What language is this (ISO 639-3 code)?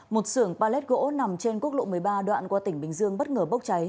vie